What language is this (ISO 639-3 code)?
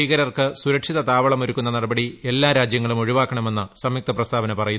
mal